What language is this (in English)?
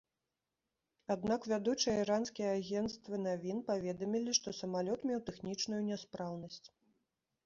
Belarusian